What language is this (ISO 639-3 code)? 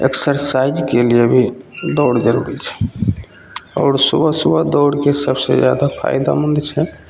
mai